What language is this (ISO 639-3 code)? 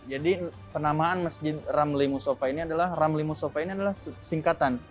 ind